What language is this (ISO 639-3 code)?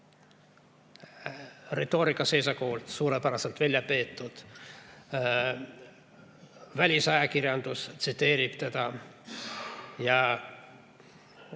est